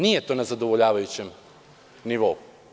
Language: Serbian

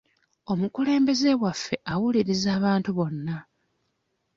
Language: Ganda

